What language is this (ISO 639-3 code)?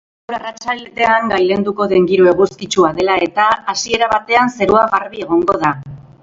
eus